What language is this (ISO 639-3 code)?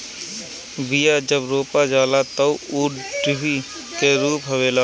bho